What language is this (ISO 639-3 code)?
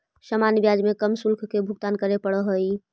mag